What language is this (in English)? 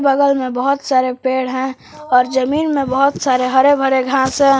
Hindi